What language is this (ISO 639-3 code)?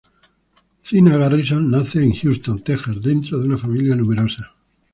spa